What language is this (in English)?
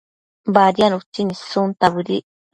Matsés